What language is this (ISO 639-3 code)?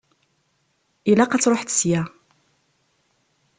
kab